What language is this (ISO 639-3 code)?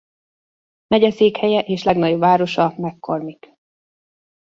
hun